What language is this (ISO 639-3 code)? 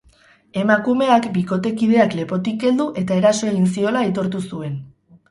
eus